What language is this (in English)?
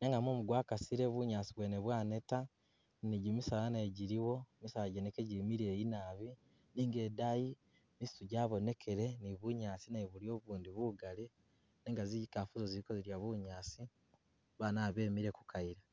Masaaba